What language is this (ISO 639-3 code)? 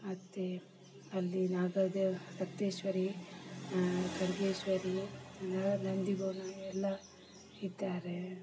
kan